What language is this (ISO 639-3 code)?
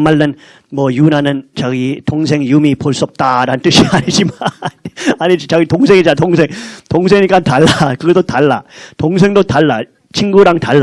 kor